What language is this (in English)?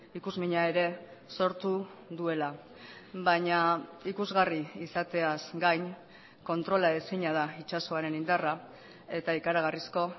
Basque